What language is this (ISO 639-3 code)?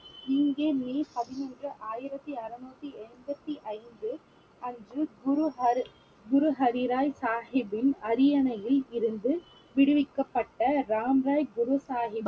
tam